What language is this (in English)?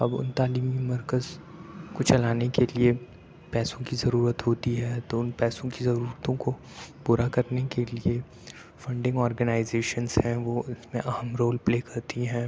Urdu